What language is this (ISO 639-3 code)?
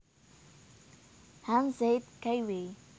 jav